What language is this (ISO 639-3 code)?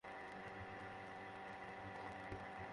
ben